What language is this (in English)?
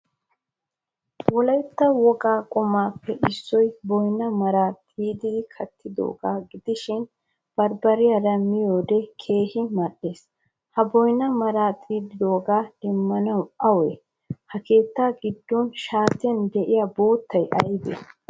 Wolaytta